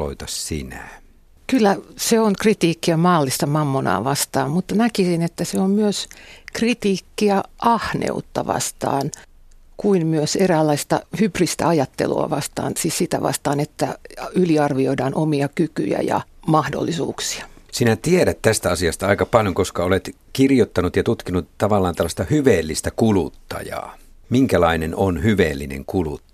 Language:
Finnish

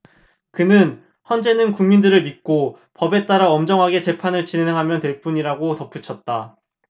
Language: Korean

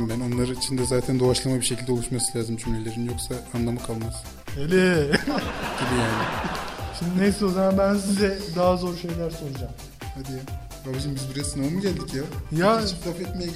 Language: Turkish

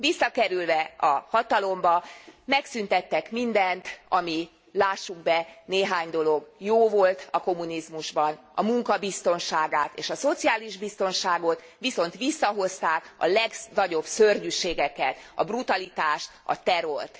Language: Hungarian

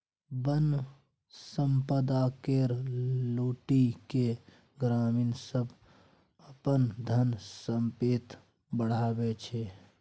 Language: Maithili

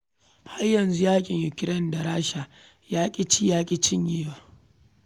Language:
Hausa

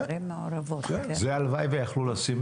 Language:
Hebrew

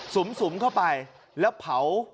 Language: Thai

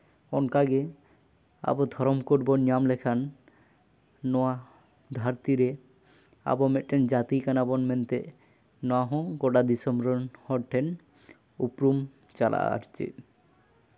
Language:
Santali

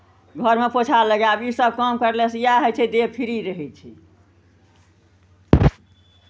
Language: Maithili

